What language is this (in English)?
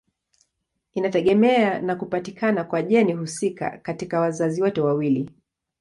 Swahili